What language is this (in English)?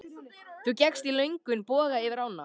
Icelandic